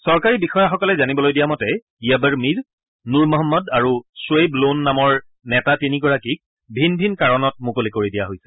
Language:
Assamese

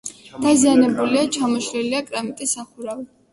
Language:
Georgian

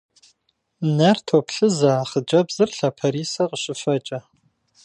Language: Kabardian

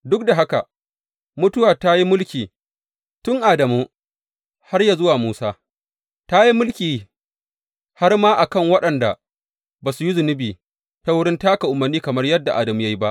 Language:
Hausa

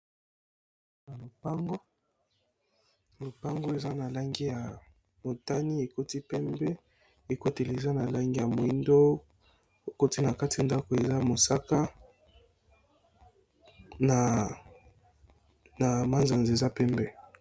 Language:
Lingala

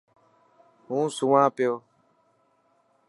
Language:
Dhatki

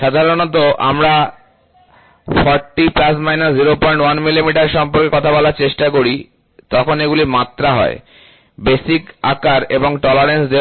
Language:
Bangla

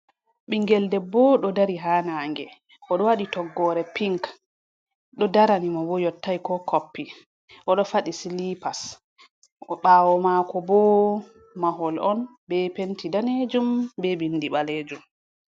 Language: Fula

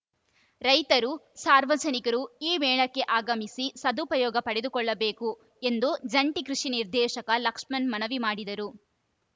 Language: Kannada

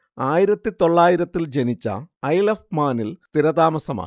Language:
Malayalam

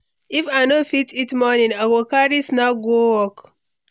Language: Nigerian Pidgin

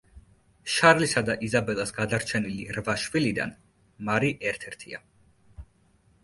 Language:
Georgian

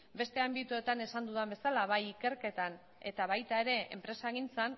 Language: Basque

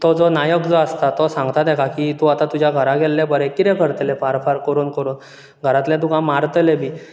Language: Konkani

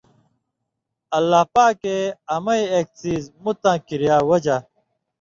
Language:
Indus Kohistani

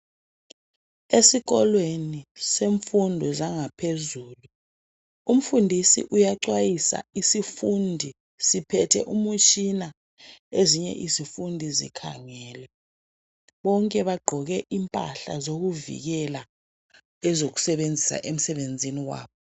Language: North Ndebele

